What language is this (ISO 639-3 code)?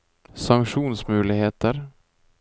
nor